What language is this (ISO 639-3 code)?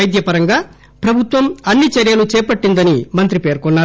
tel